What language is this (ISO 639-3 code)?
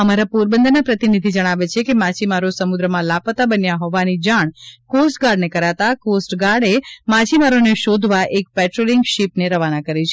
guj